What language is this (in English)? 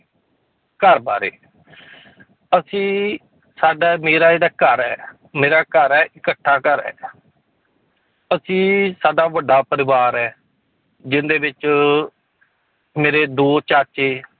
Punjabi